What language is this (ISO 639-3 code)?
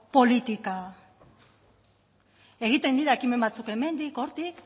eus